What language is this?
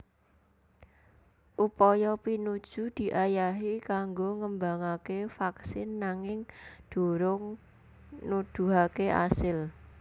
Javanese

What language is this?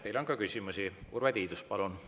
Estonian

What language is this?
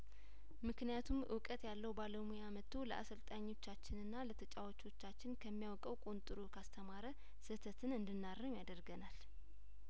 Amharic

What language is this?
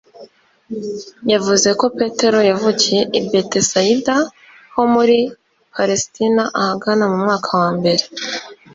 Kinyarwanda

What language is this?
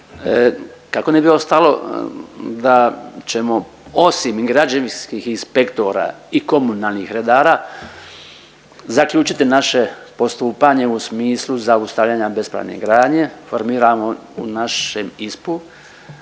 Croatian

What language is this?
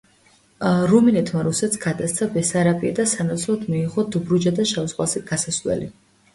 Georgian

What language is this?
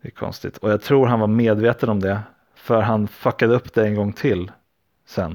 Swedish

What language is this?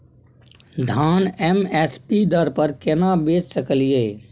Maithili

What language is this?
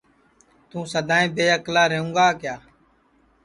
Sansi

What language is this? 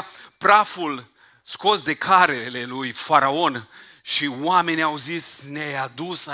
Romanian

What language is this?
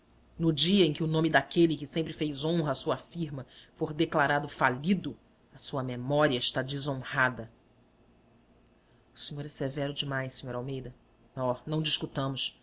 Portuguese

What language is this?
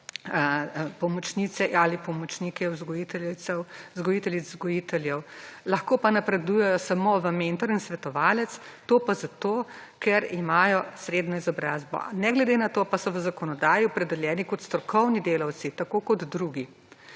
Slovenian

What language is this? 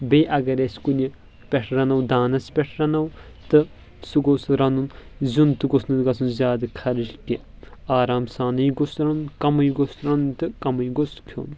Kashmiri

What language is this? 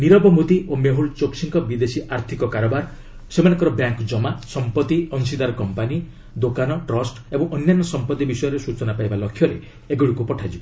Odia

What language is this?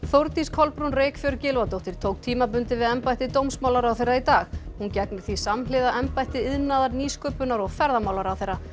Icelandic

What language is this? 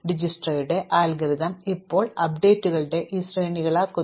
Malayalam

